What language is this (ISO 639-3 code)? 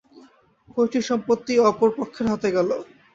ben